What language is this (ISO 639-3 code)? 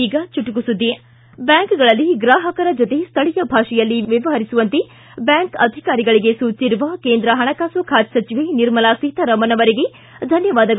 kan